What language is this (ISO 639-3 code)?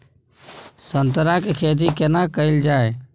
mai